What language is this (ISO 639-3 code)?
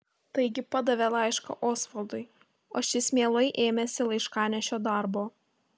lit